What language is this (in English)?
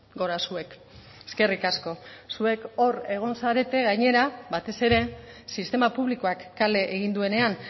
Basque